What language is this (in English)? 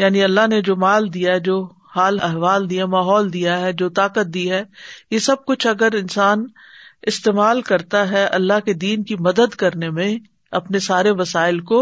Urdu